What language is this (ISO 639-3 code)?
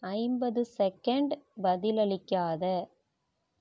tam